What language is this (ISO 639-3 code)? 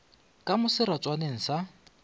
nso